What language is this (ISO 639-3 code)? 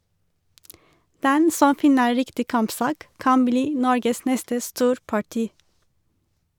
nor